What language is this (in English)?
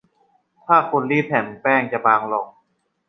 Thai